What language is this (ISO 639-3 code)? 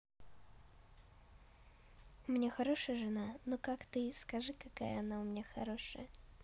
rus